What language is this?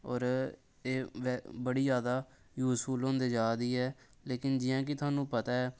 Dogri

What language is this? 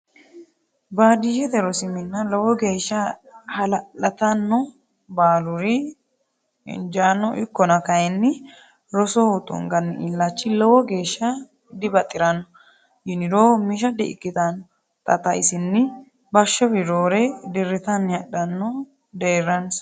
Sidamo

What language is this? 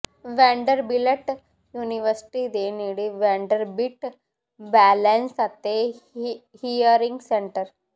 Punjabi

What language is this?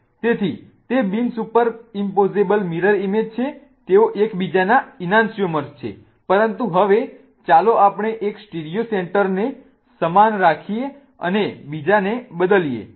Gujarati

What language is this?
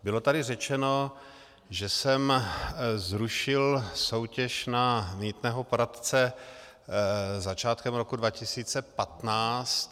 Czech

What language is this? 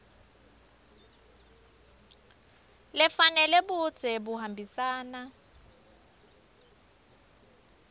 Swati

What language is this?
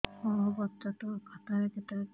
Odia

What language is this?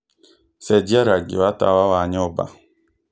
Kikuyu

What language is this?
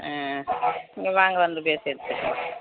Tamil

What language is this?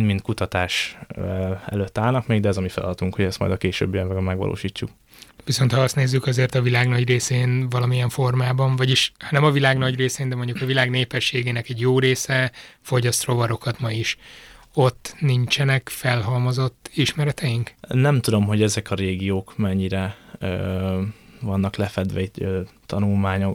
Hungarian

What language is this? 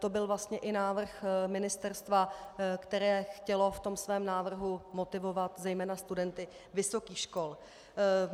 Czech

